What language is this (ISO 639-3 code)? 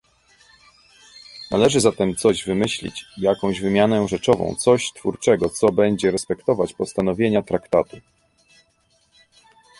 pol